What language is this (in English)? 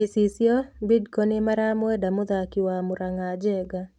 Kikuyu